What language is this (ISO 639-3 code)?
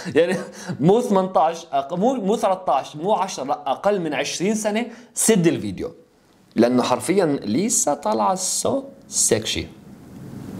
ara